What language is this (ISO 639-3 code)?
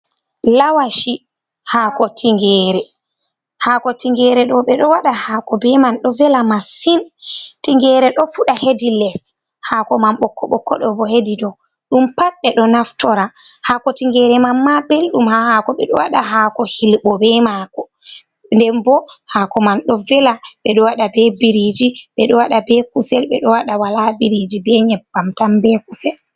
ful